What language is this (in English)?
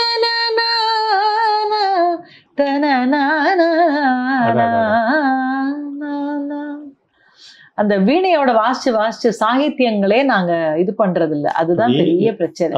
Tamil